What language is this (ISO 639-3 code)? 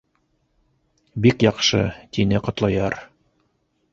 bak